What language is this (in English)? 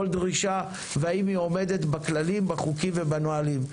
Hebrew